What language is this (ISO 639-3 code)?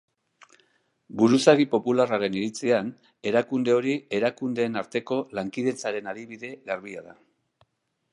eus